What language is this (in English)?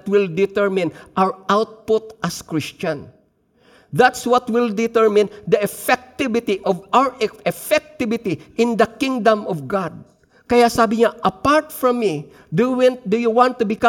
Filipino